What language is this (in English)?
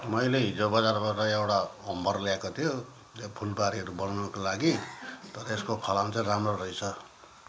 Nepali